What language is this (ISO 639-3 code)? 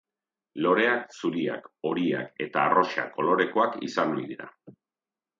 eus